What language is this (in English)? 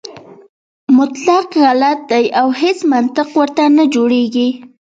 Pashto